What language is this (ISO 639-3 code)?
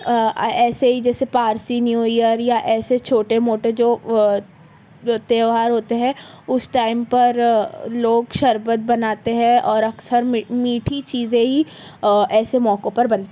urd